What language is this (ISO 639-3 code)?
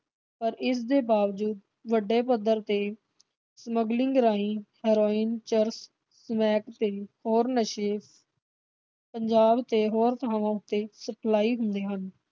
pan